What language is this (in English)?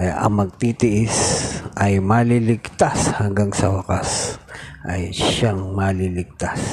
Filipino